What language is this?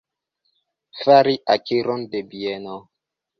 Esperanto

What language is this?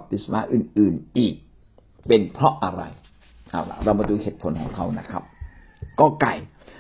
Thai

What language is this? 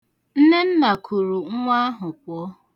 Igbo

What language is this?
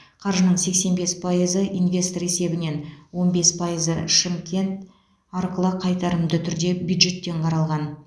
Kazakh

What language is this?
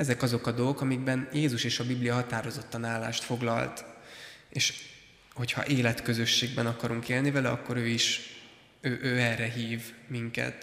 Hungarian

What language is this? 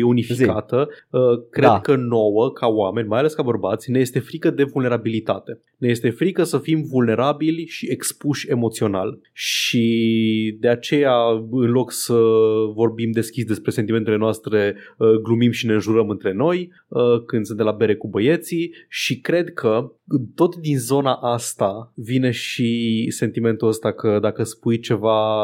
Romanian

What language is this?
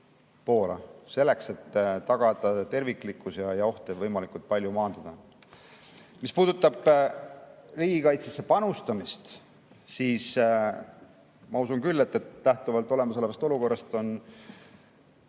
Estonian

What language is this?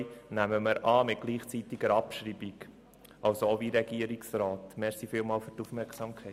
Swiss German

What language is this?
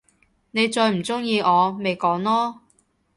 Cantonese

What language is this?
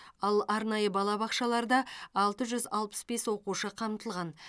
Kazakh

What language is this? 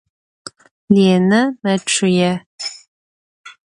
Adyghe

